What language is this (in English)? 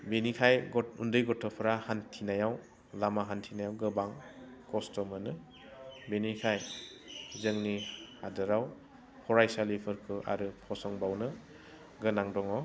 Bodo